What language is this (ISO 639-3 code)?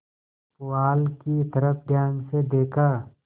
hin